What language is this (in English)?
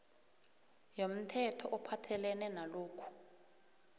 South Ndebele